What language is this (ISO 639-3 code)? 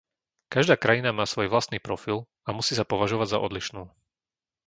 slk